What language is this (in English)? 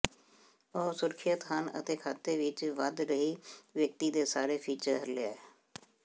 Punjabi